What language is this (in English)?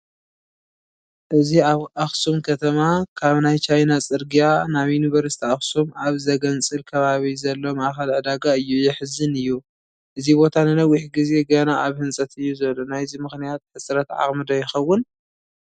Tigrinya